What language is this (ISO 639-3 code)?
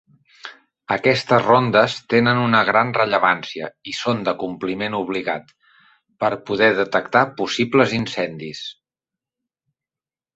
cat